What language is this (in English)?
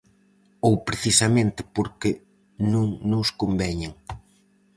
Galician